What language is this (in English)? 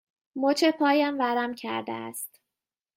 Persian